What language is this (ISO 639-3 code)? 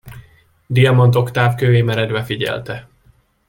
hun